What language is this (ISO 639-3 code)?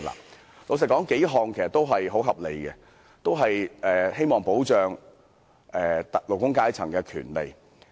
yue